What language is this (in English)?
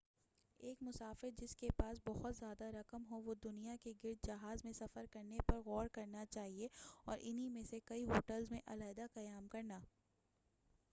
Urdu